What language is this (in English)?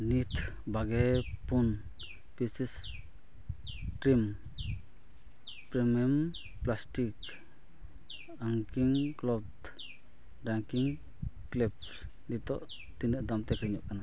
Santali